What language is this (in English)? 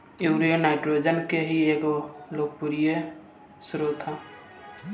Bhojpuri